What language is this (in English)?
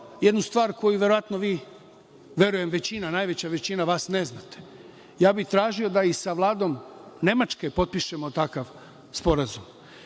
Serbian